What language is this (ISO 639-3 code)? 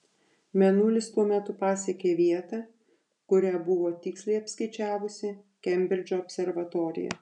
lit